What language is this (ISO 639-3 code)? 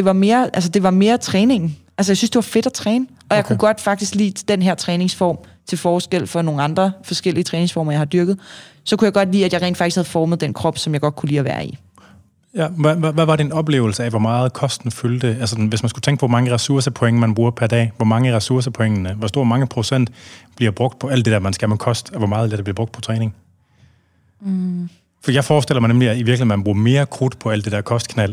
dan